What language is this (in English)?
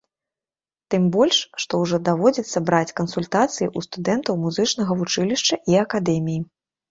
Belarusian